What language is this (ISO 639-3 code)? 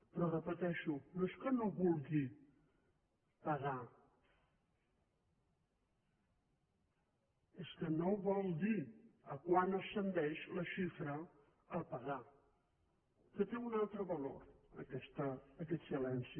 cat